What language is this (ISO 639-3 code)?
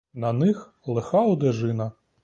ukr